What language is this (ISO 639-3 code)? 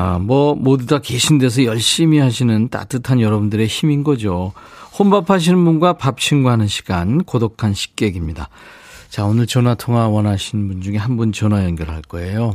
kor